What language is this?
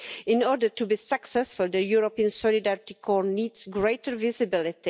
English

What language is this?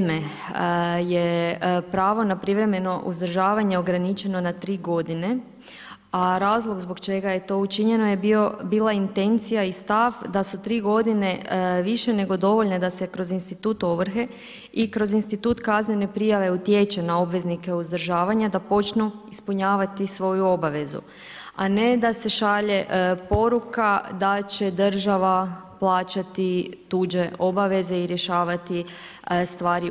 Croatian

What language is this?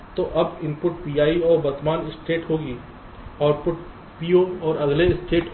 Hindi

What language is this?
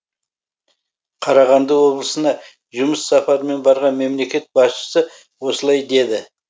Kazakh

